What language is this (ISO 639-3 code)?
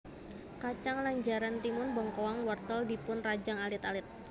jav